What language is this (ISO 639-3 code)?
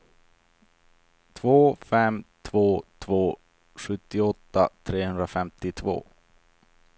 swe